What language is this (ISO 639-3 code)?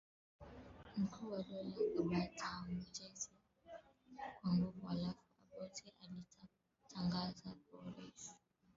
swa